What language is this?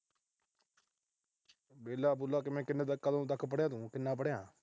Punjabi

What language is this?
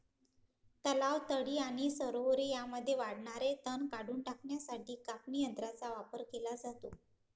Marathi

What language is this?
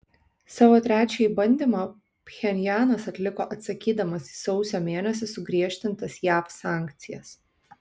Lithuanian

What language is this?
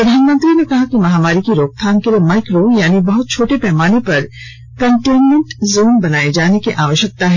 Hindi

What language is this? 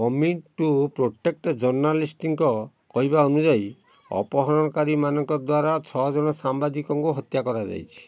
Odia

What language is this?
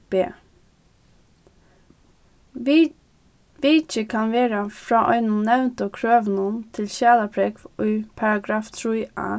Faroese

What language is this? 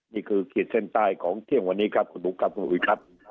Thai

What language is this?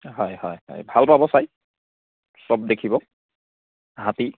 Assamese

